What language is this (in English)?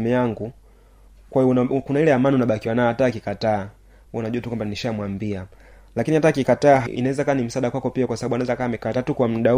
Swahili